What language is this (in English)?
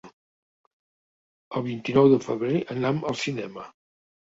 Catalan